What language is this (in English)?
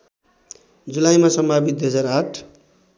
Nepali